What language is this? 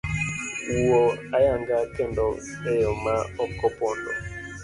Luo (Kenya and Tanzania)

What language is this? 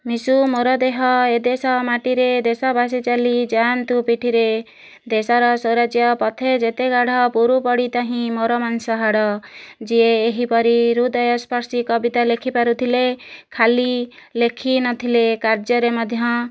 Odia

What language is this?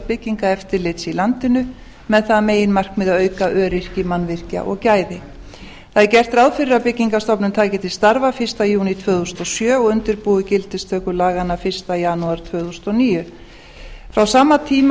Icelandic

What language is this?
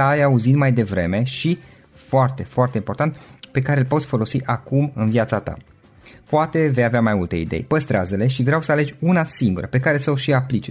Romanian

